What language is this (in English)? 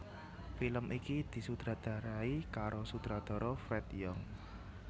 Javanese